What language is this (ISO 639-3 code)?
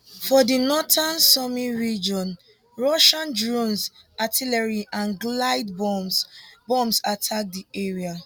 pcm